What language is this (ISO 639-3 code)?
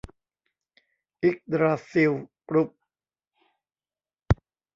tha